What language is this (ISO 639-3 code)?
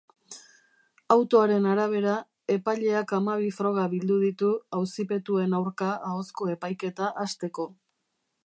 eus